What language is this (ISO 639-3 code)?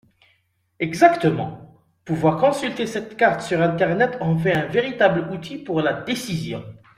fra